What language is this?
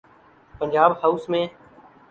Urdu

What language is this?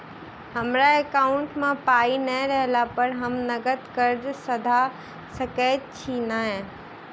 Maithili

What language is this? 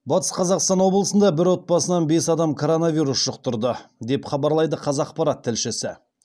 Kazakh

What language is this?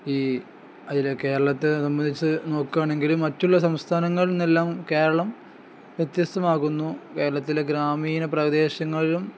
Malayalam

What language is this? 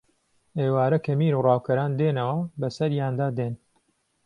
Central Kurdish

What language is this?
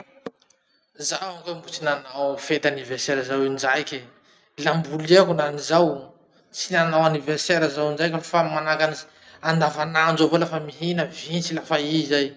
Masikoro Malagasy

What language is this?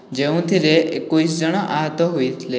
Odia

